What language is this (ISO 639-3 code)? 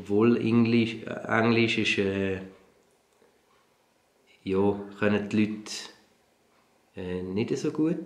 deu